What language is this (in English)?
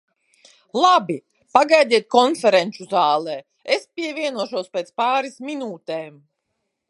Latvian